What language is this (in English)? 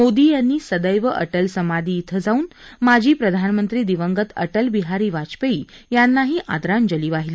Marathi